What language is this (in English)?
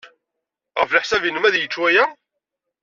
Kabyle